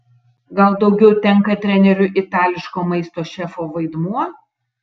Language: Lithuanian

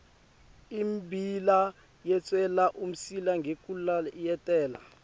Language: Swati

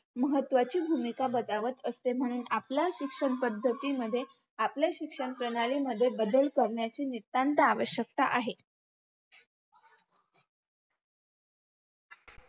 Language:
Marathi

